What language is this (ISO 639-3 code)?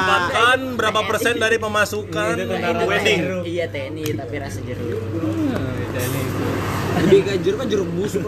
ind